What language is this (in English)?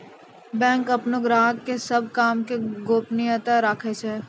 Maithili